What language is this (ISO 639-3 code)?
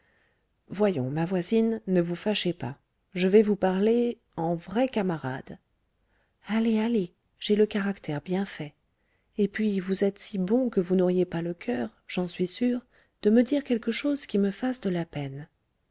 fra